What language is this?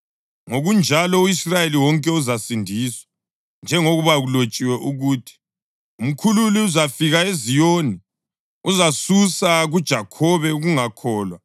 North Ndebele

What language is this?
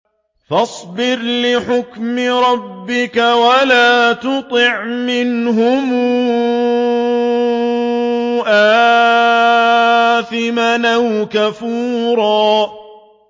Arabic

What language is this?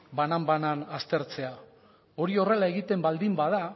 Basque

